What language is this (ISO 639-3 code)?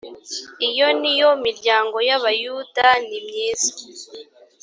kin